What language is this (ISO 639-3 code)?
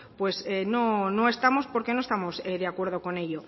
spa